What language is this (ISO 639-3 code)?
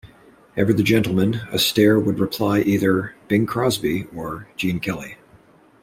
eng